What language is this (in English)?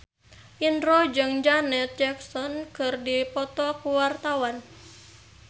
Sundanese